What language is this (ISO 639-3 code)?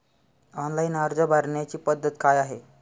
mar